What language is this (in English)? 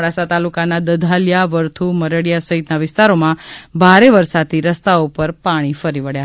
Gujarati